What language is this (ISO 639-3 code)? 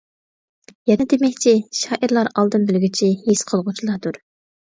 uig